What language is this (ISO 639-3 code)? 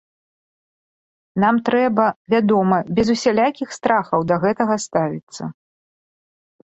bel